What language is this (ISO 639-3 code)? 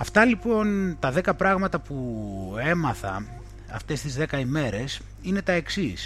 ell